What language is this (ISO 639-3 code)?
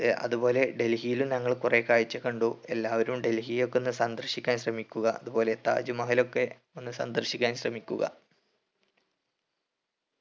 mal